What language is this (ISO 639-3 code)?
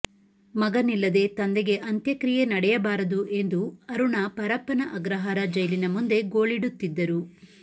kan